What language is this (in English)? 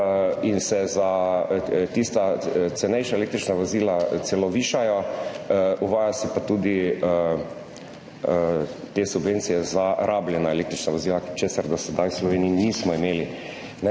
Slovenian